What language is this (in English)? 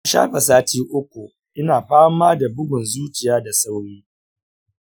Hausa